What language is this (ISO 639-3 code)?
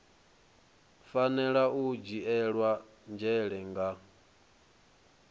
ven